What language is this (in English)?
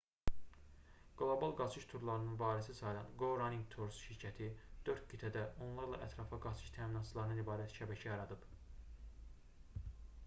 Azerbaijani